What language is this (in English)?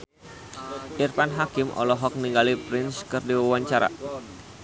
Sundanese